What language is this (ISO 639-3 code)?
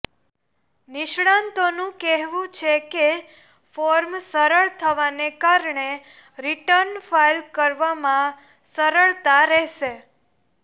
guj